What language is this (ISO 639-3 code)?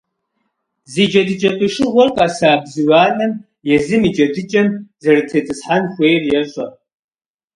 kbd